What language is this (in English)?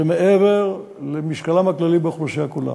Hebrew